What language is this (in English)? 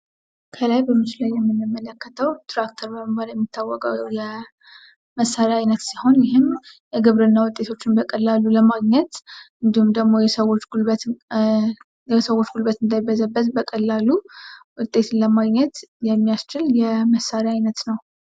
Amharic